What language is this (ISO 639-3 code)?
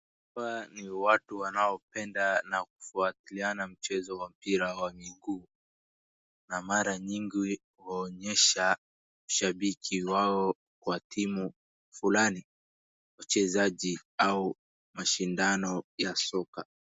swa